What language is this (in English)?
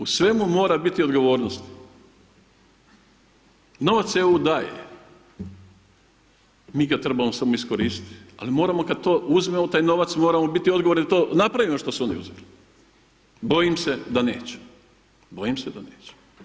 Croatian